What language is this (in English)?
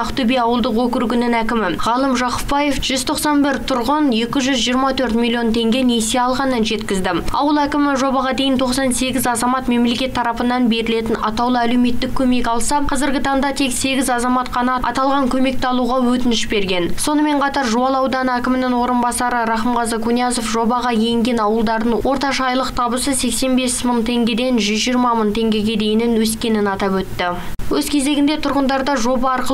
Turkish